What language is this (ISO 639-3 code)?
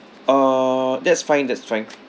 eng